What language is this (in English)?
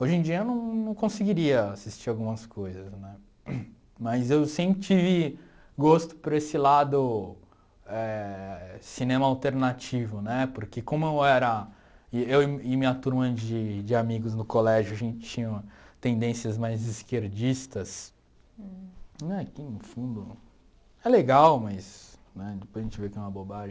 Portuguese